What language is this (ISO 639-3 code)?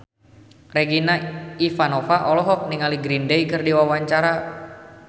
sun